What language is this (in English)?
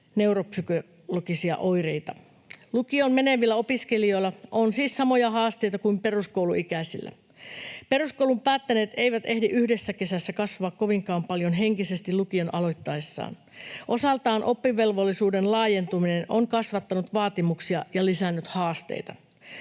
Finnish